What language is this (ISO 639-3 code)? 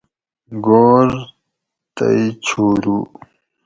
gwc